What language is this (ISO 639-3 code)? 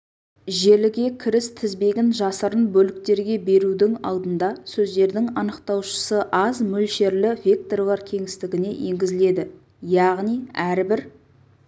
kaz